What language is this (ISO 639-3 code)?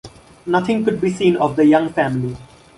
eng